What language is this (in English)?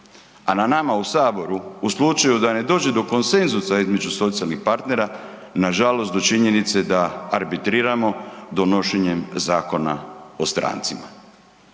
Croatian